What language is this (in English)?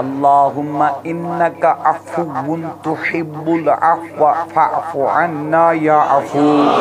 Turkish